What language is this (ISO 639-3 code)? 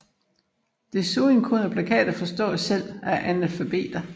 dan